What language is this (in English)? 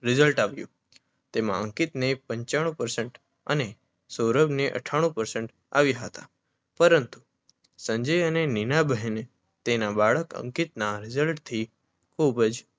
Gujarati